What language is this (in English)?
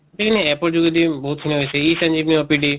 Assamese